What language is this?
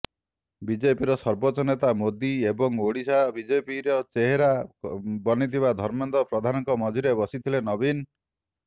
Odia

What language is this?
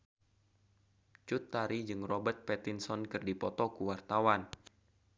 Sundanese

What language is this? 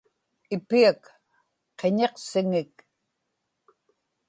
Inupiaq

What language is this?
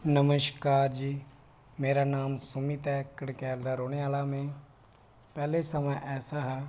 Dogri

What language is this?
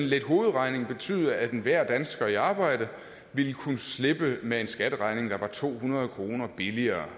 Danish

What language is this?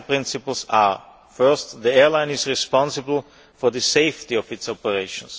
English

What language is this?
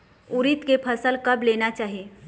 Chhattisgarhi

